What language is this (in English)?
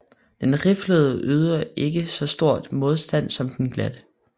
Danish